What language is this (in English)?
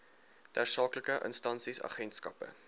Afrikaans